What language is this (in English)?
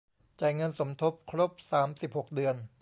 Thai